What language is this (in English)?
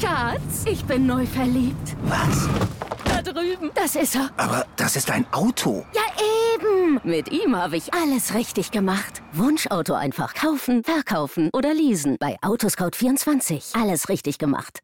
German